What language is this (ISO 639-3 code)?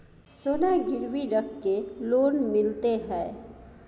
mai